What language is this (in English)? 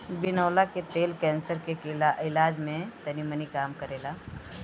Bhojpuri